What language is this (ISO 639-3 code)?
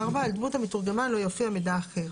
heb